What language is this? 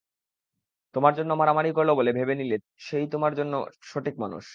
Bangla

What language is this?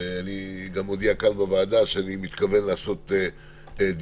Hebrew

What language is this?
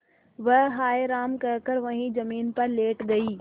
Hindi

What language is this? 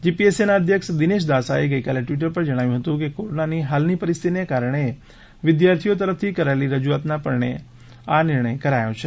Gujarati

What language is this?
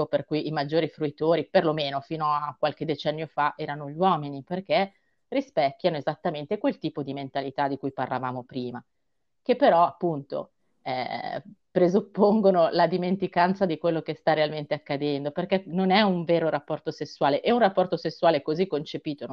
Italian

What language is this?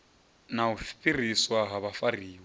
Venda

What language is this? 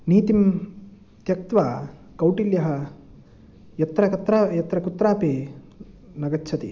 Sanskrit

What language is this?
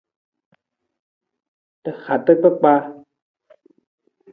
Nawdm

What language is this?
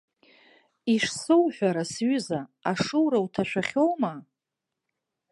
Abkhazian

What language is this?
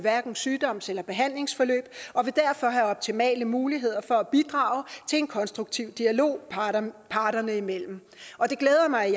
Danish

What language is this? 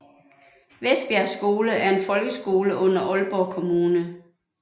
Danish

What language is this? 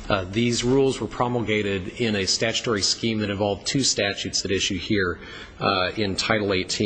English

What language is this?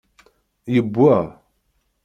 Kabyle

